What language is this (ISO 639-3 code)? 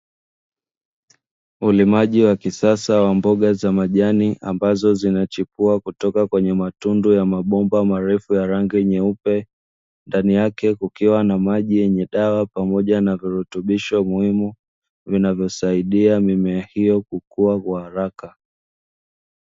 swa